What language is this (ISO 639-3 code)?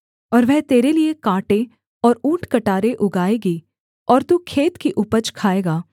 hin